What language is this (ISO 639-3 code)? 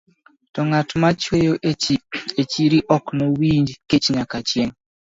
luo